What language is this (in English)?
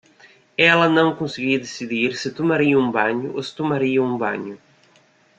Portuguese